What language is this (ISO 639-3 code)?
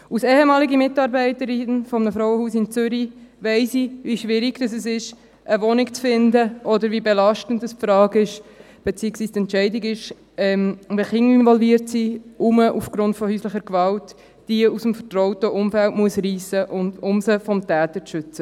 gsw